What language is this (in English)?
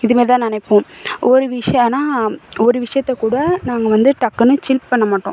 Tamil